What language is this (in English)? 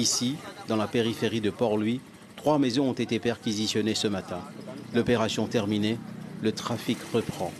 French